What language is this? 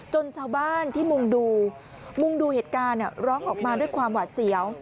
Thai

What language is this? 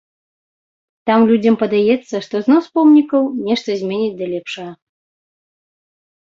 Belarusian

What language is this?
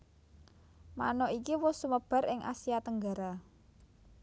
Javanese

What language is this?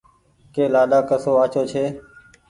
Goaria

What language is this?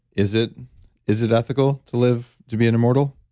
English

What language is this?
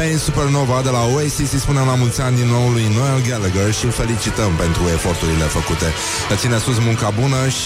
Romanian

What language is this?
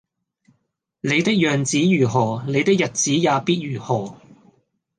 Cantonese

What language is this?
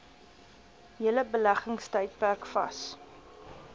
Afrikaans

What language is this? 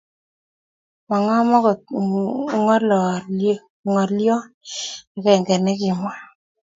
Kalenjin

